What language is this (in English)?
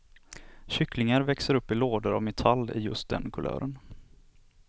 Swedish